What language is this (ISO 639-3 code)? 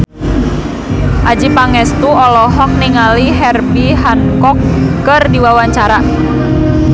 sun